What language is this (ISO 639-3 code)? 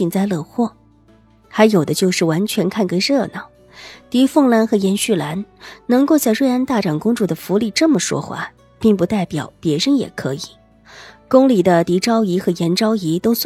zho